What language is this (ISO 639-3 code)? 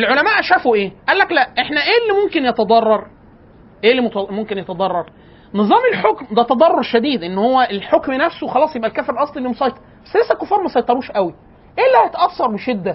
ara